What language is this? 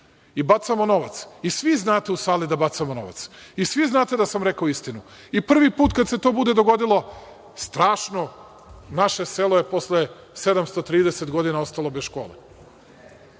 Serbian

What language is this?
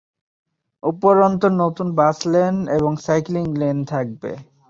Bangla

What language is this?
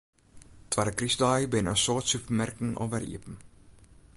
Western Frisian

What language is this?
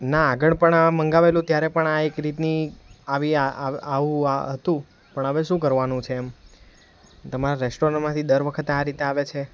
Gujarati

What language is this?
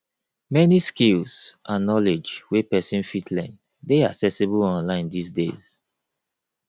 Nigerian Pidgin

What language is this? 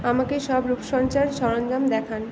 Bangla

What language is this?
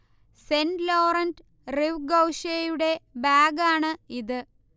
Malayalam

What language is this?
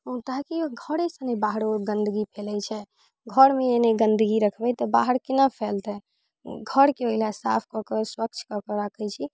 Maithili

